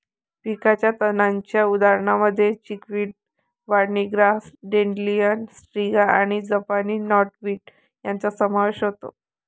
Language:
Marathi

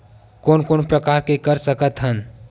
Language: Chhattisgarhi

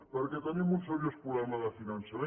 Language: Catalan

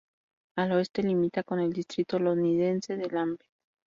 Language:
Spanish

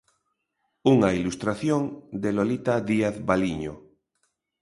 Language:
Galician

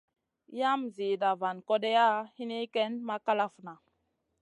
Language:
Masana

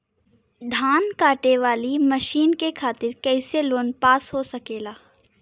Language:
Bhojpuri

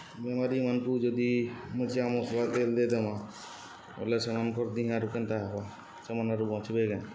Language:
Odia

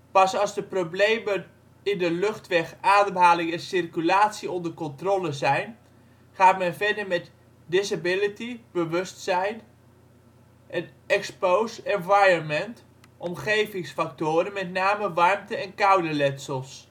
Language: Dutch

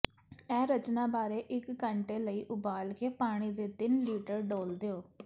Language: Punjabi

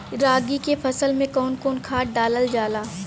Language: Bhojpuri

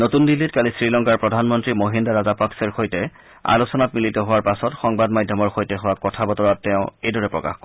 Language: Assamese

